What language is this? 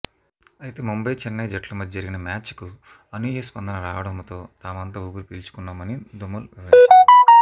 Telugu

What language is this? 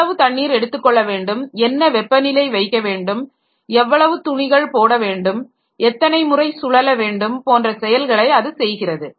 Tamil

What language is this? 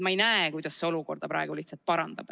Estonian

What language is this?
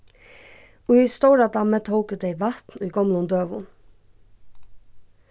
Faroese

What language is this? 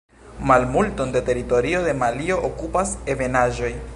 Esperanto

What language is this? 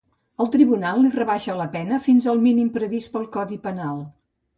Catalan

